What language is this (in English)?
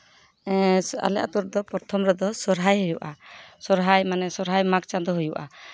Santali